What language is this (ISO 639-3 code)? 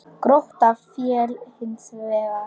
isl